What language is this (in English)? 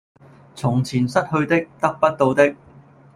Cantonese